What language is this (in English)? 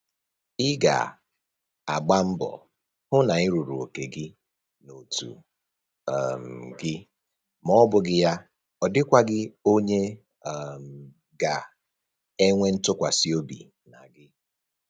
Igbo